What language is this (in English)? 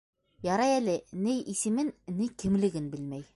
Bashkir